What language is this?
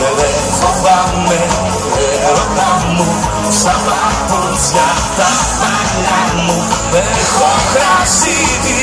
Greek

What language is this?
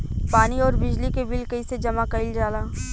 Bhojpuri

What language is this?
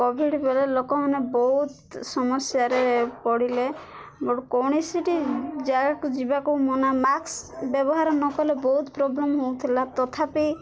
Odia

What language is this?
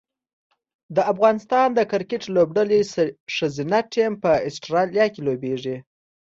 Pashto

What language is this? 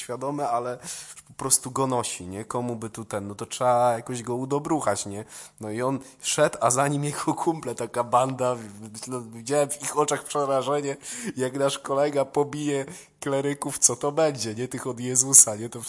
Polish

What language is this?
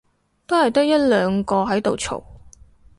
Cantonese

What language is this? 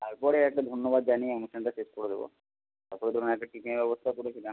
Bangla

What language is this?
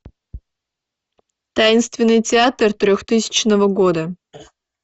Russian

